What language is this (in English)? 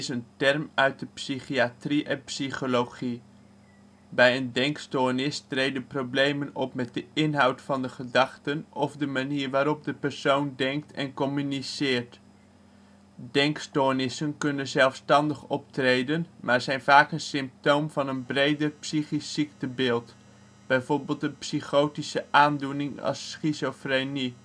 Dutch